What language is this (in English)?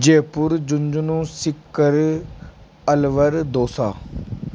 Hindi